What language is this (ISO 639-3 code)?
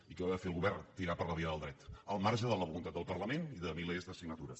cat